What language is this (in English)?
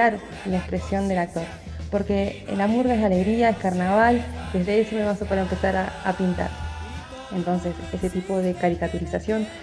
Spanish